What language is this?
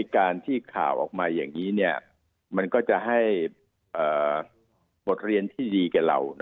Thai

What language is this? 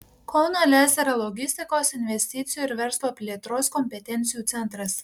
Lithuanian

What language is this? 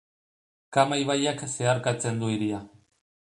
Basque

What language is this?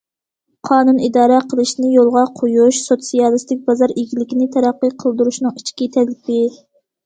Uyghur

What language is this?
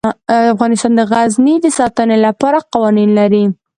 Pashto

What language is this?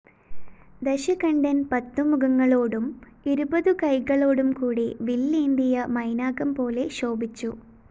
Malayalam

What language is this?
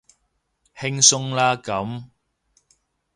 Cantonese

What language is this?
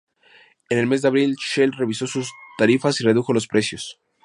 Spanish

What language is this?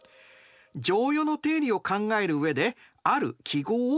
Japanese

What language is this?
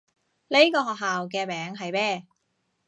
Cantonese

